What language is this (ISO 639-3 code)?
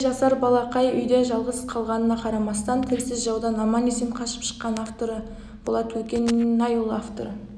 kaz